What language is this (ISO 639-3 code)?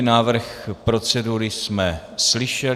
ces